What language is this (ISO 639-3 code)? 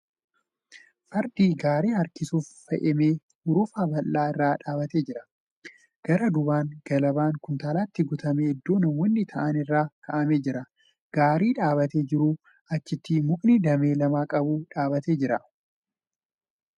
orm